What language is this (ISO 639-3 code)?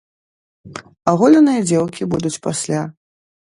bel